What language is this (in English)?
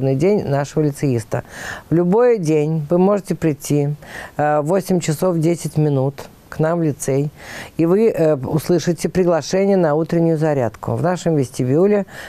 Russian